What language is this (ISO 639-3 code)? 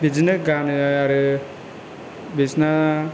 brx